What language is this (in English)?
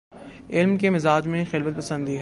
Urdu